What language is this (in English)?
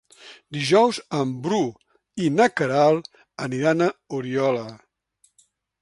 Catalan